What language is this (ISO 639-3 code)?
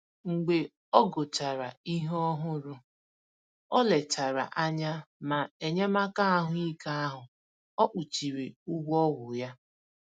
ibo